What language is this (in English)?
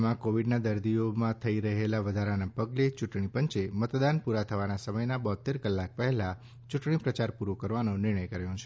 Gujarati